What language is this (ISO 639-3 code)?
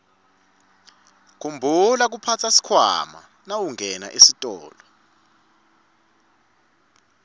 ssw